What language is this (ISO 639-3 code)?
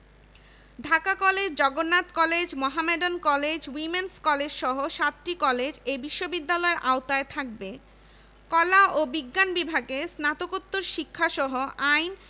ben